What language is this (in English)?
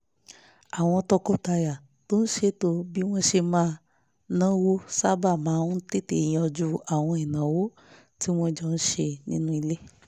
Yoruba